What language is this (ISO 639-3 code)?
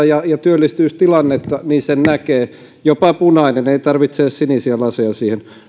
fin